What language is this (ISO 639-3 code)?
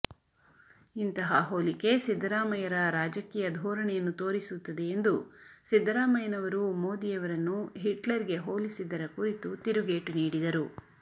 kan